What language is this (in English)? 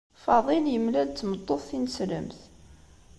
Kabyle